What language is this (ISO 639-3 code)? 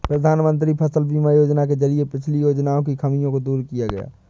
hin